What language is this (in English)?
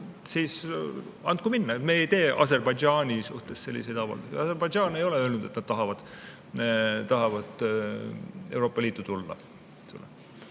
Estonian